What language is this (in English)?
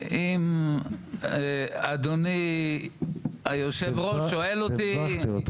Hebrew